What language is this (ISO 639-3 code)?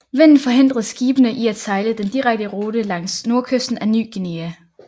dan